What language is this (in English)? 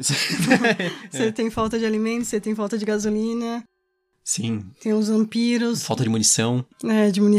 Portuguese